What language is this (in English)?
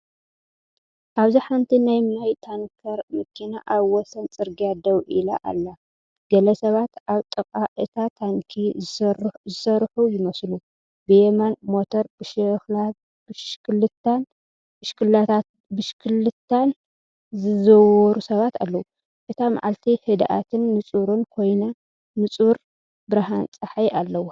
Tigrinya